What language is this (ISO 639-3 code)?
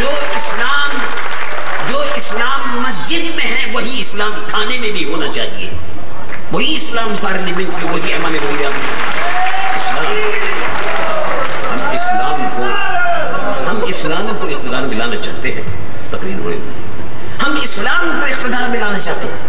hin